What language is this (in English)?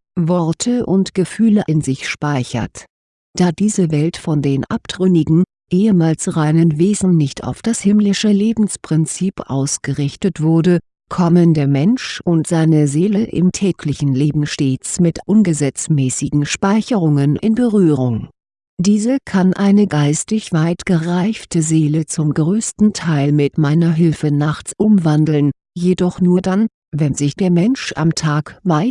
German